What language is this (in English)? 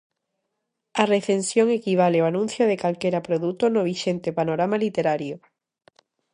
Galician